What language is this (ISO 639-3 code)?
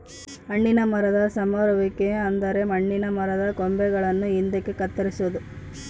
kan